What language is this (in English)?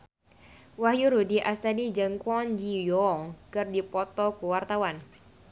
Sundanese